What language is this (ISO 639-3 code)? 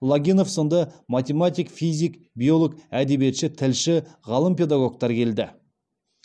kaz